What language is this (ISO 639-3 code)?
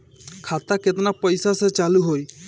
bho